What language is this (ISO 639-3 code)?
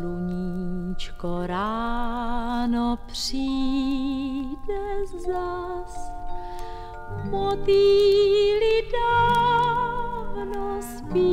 ces